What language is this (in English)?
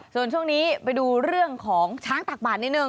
Thai